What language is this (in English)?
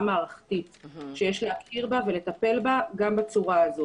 Hebrew